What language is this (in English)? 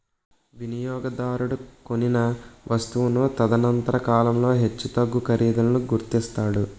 Telugu